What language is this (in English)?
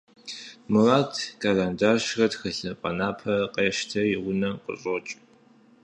Kabardian